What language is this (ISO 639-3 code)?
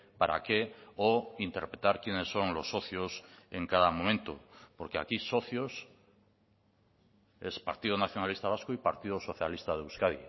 spa